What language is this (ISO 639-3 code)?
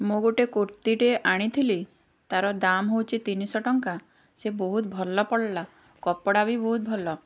ori